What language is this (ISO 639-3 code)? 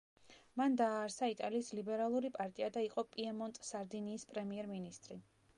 kat